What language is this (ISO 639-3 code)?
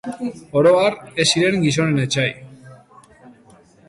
eus